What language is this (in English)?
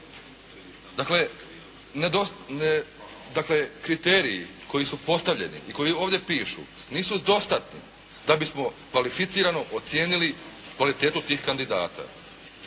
Croatian